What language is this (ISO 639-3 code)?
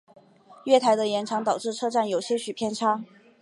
zho